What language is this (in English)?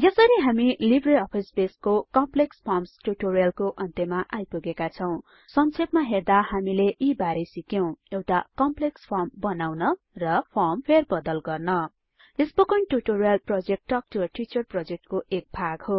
Nepali